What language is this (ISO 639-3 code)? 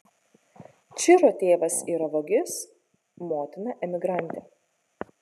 lit